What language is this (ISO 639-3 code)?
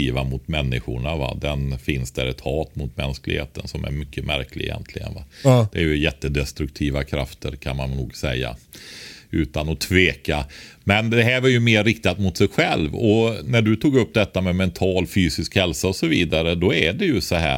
swe